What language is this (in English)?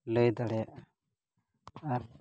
Santali